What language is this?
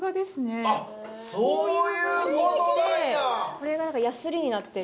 Japanese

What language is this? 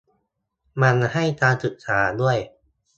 Thai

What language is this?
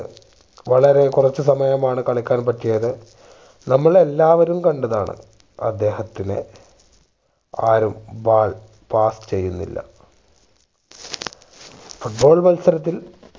Malayalam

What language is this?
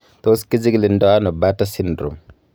Kalenjin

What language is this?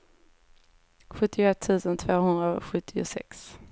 Swedish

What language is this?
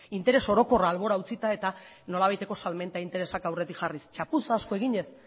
Basque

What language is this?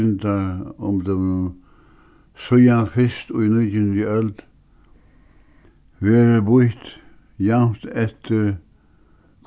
Faroese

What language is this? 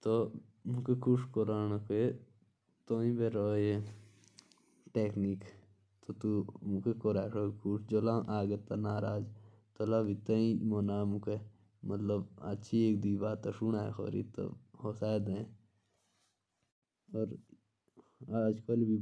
Jaunsari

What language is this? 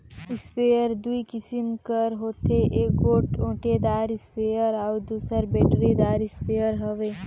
Chhattisgarhi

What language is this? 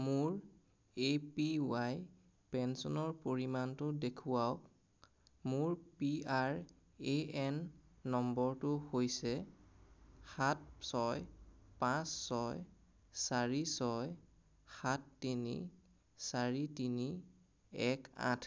Assamese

